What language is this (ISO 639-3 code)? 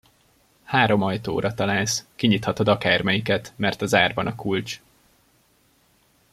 hun